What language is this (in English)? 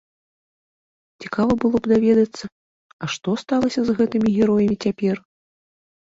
Belarusian